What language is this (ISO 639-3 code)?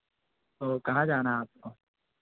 hin